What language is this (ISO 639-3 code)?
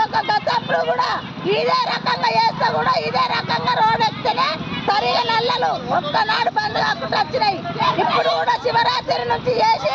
tel